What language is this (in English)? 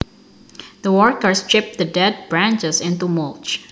Javanese